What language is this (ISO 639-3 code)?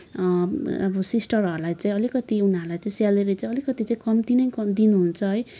nep